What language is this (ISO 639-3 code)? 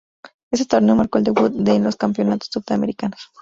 spa